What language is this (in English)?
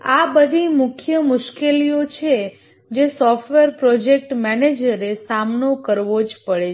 Gujarati